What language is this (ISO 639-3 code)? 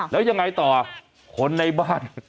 tha